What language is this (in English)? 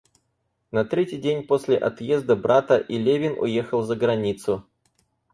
Russian